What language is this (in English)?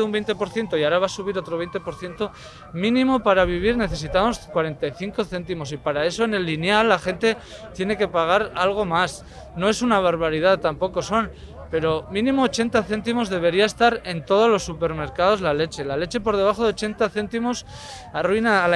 Spanish